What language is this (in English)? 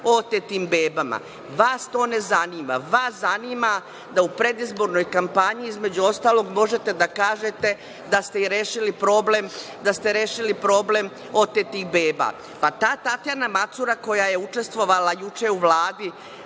Serbian